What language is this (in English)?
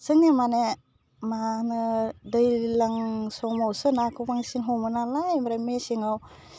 Bodo